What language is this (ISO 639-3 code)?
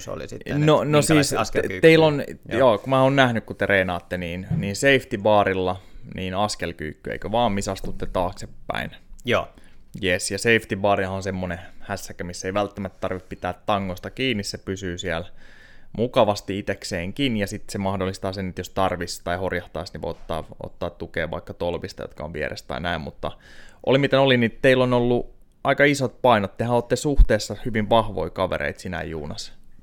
fin